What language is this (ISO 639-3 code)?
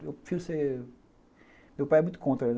por